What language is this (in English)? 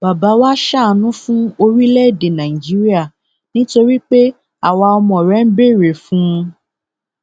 Yoruba